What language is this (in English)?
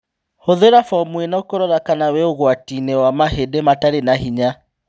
Kikuyu